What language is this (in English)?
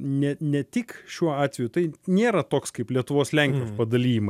Lithuanian